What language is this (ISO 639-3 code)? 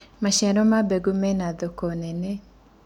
kik